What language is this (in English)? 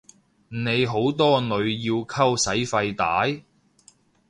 Cantonese